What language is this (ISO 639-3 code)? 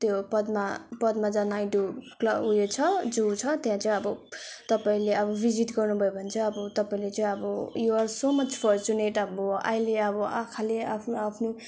nep